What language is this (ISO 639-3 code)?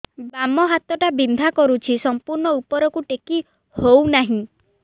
ori